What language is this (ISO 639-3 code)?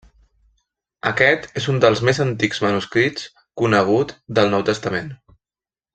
cat